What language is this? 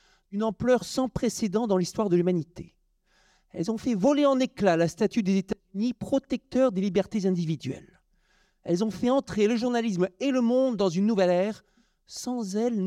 French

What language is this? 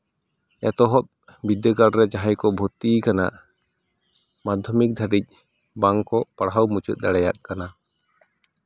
Santali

